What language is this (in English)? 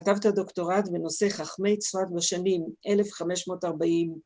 Hebrew